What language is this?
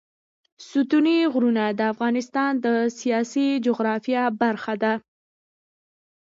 Pashto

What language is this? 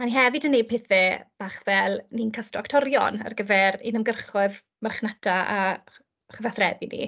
Welsh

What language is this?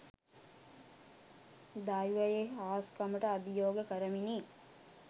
Sinhala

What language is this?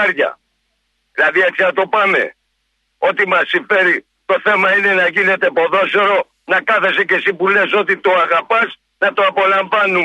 Greek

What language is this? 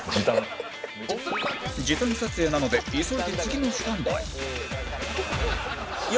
Japanese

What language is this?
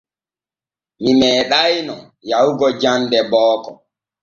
Borgu Fulfulde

